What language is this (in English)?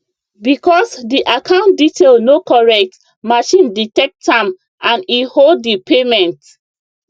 Nigerian Pidgin